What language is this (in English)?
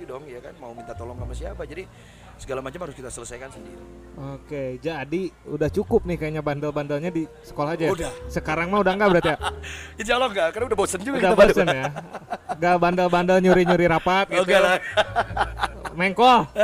Indonesian